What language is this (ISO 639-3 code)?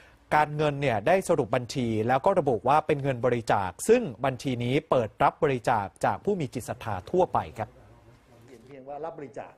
tha